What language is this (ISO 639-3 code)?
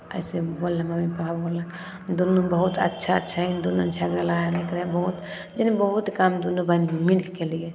mai